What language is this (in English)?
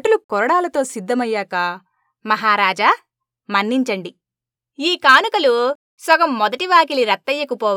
Telugu